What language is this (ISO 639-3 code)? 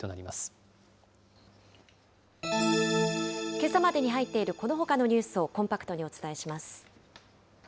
jpn